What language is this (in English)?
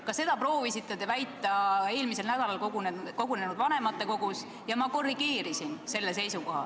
Estonian